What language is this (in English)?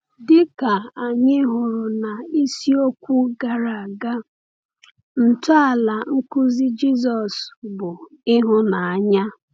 Igbo